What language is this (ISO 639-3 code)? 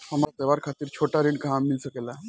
bho